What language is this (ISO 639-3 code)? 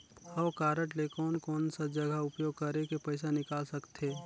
hne